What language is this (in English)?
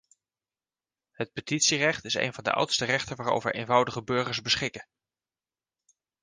Dutch